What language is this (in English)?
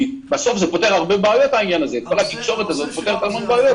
Hebrew